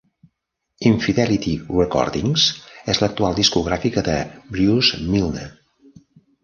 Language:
Catalan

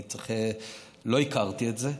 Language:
Hebrew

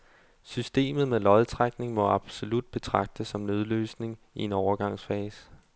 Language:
Danish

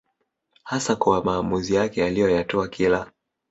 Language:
Swahili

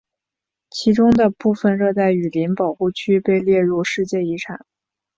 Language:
Chinese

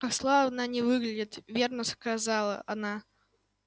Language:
Russian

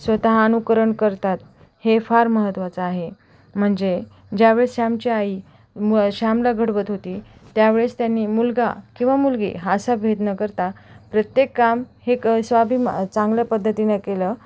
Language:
Marathi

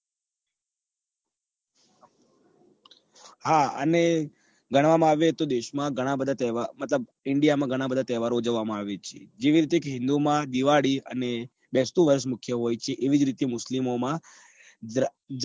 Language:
Gujarati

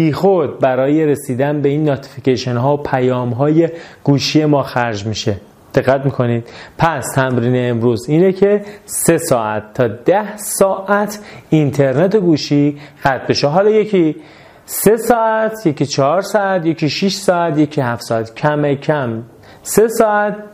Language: Persian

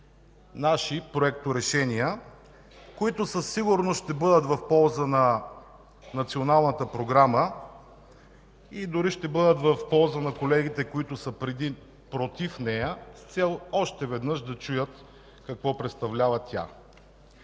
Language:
Bulgarian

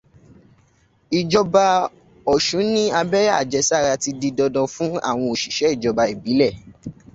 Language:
Yoruba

